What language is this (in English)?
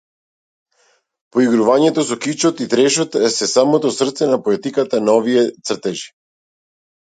Macedonian